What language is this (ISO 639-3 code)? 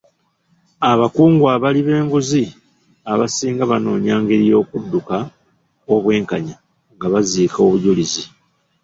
lug